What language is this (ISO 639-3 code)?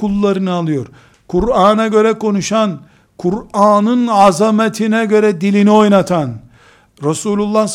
tur